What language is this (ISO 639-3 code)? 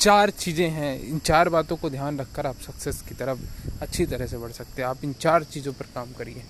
hin